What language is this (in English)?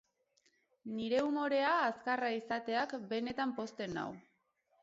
Basque